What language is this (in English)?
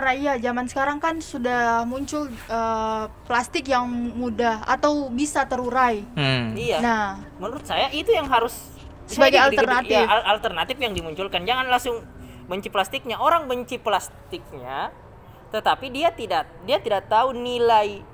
Indonesian